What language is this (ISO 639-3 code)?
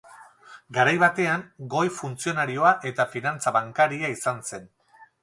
eus